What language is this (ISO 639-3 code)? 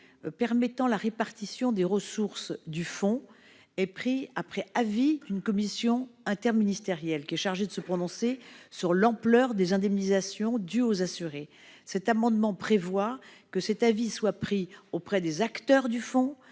fra